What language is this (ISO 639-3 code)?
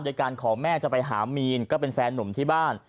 tha